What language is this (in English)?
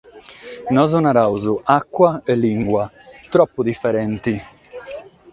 Sardinian